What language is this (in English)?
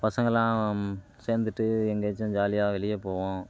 Tamil